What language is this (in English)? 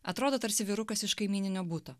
Lithuanian